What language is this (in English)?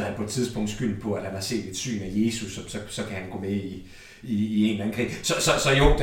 Danish